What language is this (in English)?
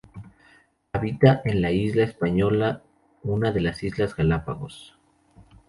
Spanish